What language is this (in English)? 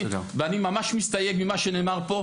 Hebrew